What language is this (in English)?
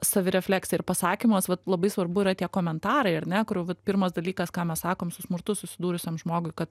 Lithuanian